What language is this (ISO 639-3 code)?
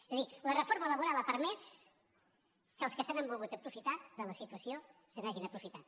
cat